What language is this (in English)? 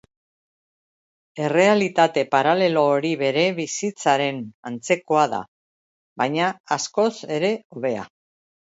Basque